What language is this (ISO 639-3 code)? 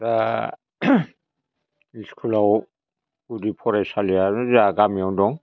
brx